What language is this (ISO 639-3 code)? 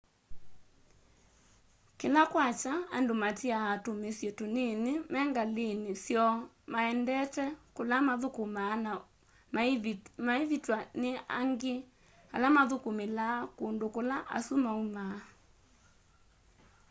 kam